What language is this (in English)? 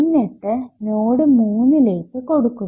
Malayalam